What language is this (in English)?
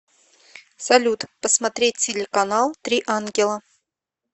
Russian